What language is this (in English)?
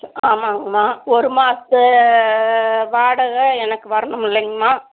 Tamil